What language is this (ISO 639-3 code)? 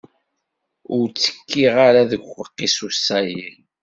kab